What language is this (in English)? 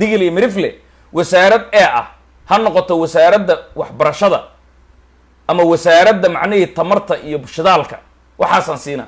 Arabic